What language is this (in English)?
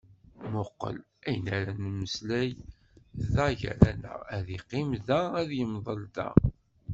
Kabyle